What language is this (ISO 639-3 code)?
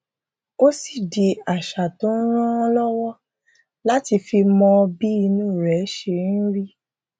yor